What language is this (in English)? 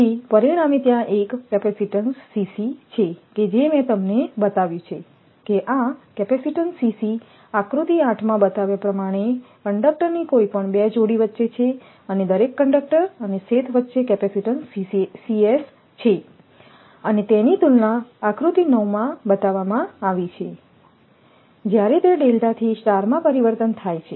Gujarati